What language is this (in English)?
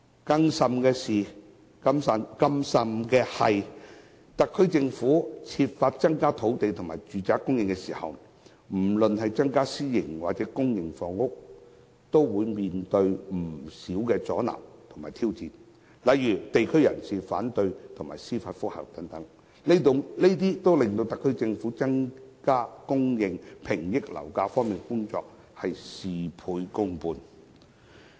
Cantonese